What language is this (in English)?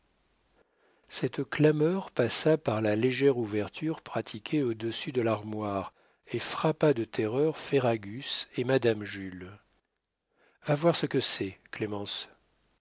French